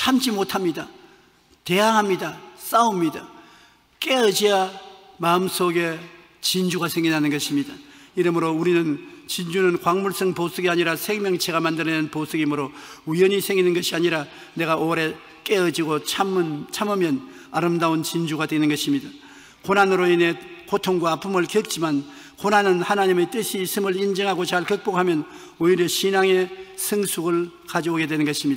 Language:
Korean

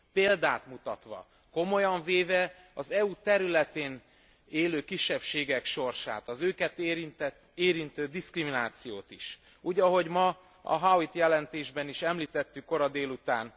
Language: Hungarian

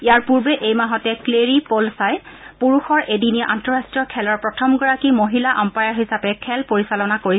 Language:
Assamese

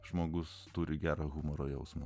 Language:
Lithuanian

